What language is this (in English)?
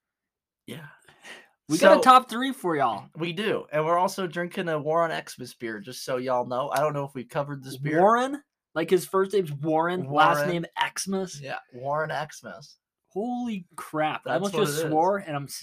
English